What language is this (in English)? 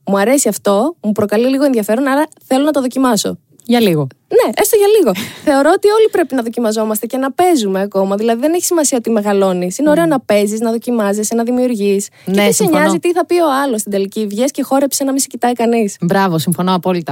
Greek